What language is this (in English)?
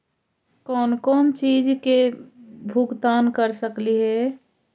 Magahi